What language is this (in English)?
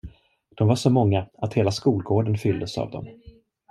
Swedish